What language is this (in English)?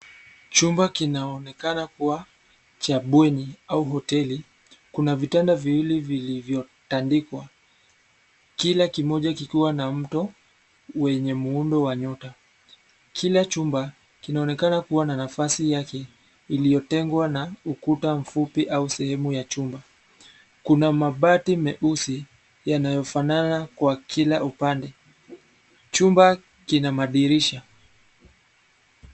Swahili